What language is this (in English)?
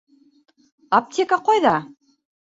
Bashkir